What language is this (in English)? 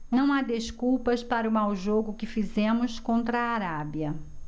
Portuguese